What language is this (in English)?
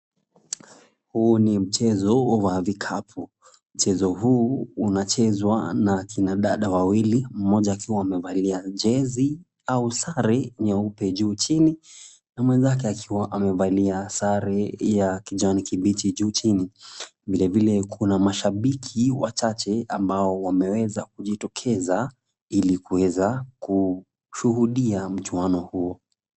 Swahili